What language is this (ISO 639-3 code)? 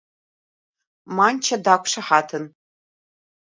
abk